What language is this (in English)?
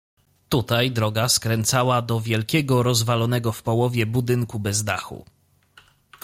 Polish